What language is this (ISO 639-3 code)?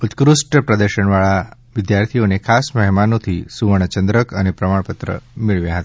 guj